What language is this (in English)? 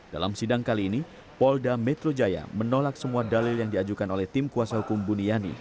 Indonesian